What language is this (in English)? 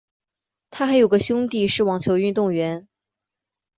Chinese